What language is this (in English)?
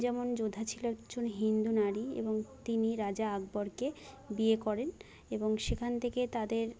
Bangla